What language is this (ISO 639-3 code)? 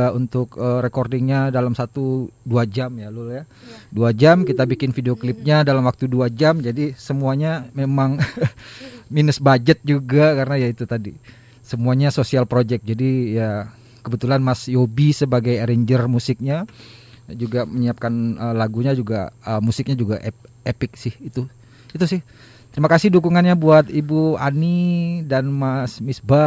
ind